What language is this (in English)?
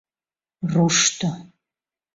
Mari